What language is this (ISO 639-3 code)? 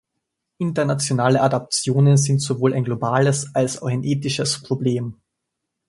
deu